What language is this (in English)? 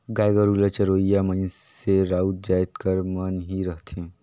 Chhattisgarhi